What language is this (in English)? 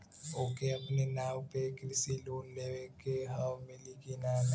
Bhojpuri